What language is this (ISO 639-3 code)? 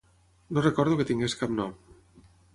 cat